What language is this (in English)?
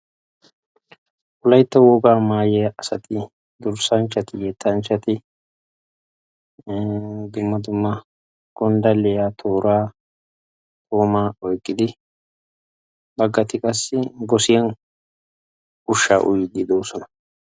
Wolaytta